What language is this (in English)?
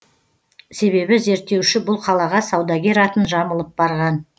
Kazakh